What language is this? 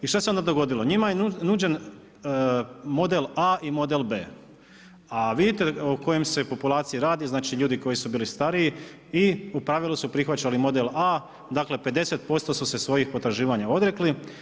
Croatian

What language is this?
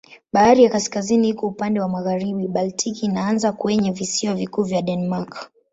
Swahili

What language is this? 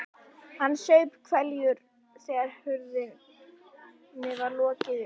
Icelandic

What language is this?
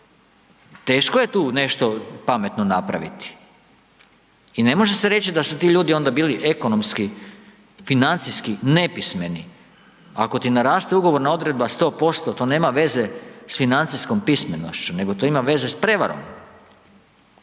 Croatian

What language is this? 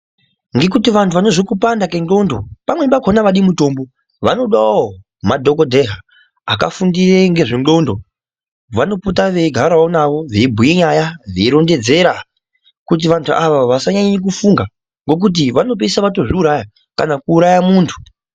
Ndau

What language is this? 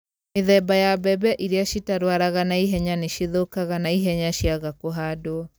Kikuyu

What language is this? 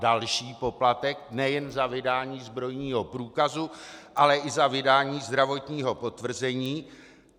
Czech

